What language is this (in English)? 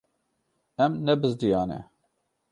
Kurdish